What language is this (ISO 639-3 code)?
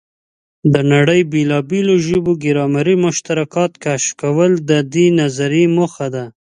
pus